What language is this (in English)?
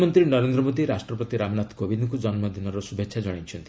Odia